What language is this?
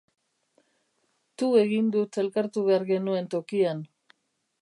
Basque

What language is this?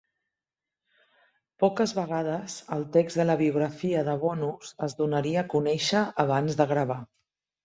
Catalan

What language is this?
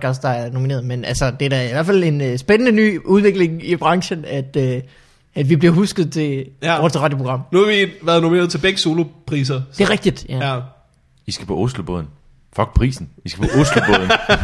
Danish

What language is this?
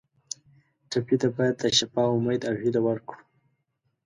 Pashto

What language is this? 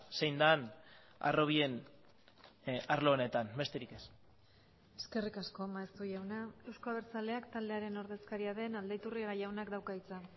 Basque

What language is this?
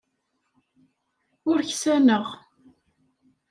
Kabyle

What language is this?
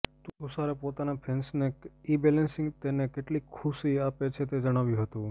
Gujarati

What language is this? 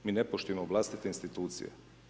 Croatian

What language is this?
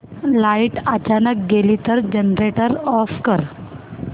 Marathi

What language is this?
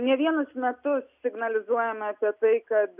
Lithuanian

